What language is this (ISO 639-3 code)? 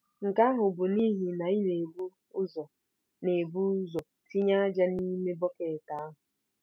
ibo